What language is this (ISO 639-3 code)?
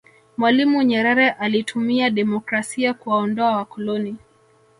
swa